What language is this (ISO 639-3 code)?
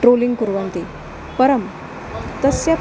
san